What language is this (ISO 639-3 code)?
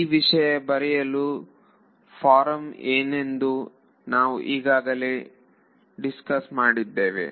kan